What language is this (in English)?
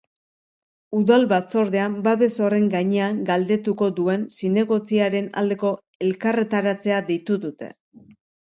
Basque